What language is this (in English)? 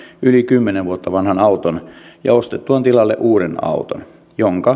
Finnish